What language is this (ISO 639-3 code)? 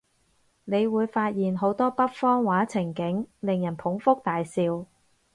yue